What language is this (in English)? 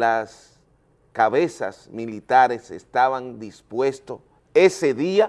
Spanish